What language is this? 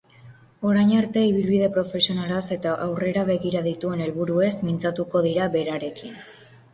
Basque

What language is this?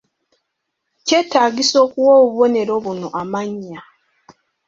Ganda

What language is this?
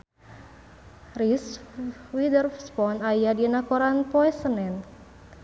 Sundanese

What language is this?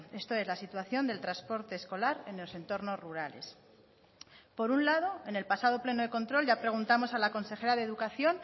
Spanish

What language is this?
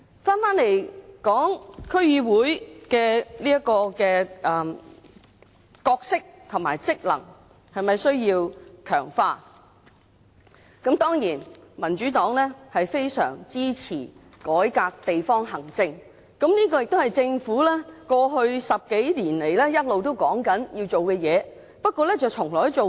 Cantonese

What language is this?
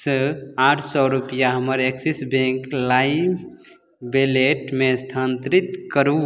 Maithili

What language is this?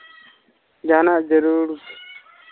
Santali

